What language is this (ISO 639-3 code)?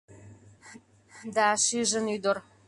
chm